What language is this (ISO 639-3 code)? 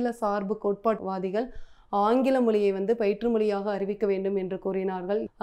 nld